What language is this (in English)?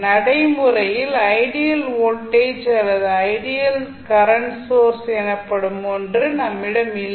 Tamil